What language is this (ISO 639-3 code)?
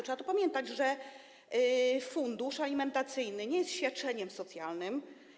pol